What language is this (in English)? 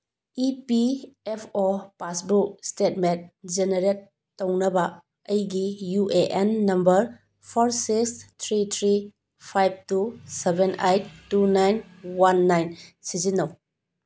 Manipuri